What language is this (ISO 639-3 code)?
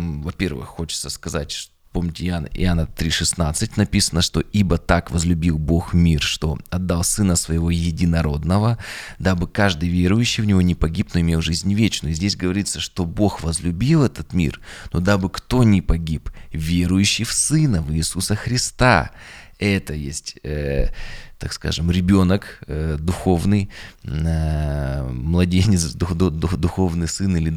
rus